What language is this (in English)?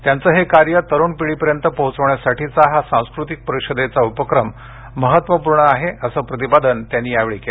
Marathi